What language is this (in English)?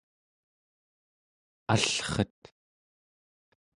Central Yupik